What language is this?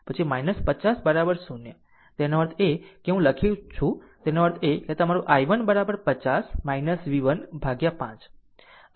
Gujarati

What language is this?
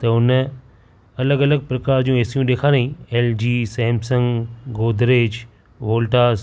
Sindhi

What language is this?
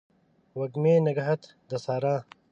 Pashto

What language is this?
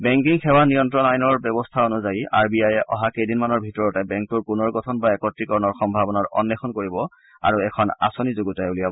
Assamese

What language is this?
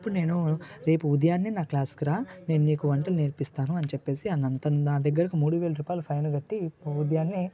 Telugu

